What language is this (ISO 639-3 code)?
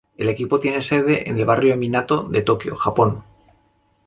spa